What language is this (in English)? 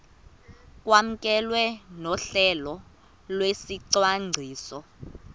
Xhosa